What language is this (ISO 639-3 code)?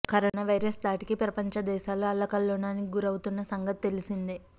tel